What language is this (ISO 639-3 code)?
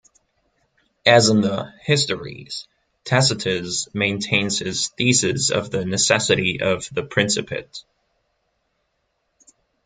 eng